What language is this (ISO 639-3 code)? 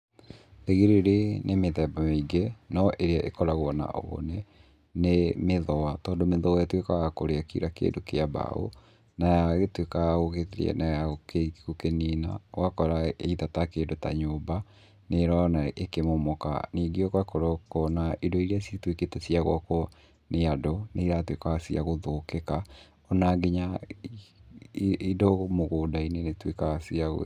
kik